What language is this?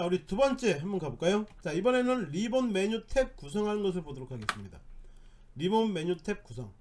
Korean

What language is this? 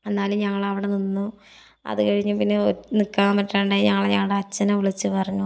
Malayalam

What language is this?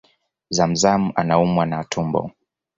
Swahili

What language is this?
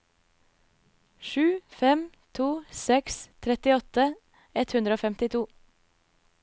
Norwegian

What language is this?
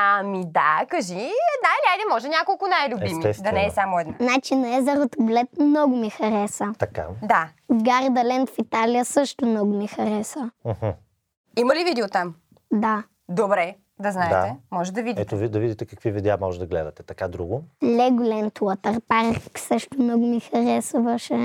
Bulgarian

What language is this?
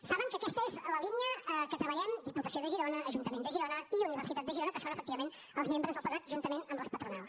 Catalan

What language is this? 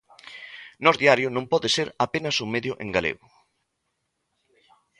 Galician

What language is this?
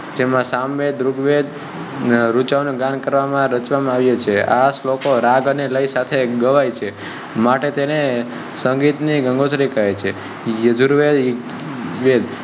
Gujarati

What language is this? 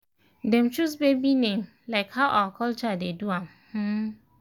Nigerian Pidgin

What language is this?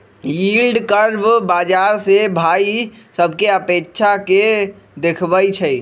Magahi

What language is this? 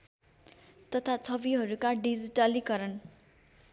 Nepali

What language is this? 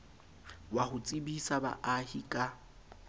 Southern Sotho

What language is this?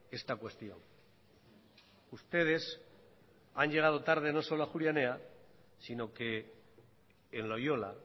Spanish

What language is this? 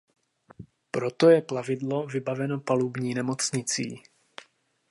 Czech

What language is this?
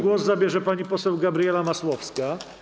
Polish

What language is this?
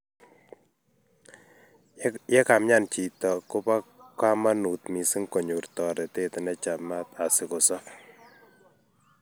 Kalenjin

